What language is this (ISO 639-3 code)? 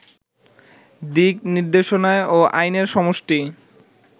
ben